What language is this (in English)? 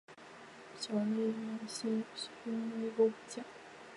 Chinese